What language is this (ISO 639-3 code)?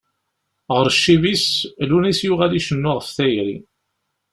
kab